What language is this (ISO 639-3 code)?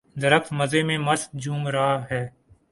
urd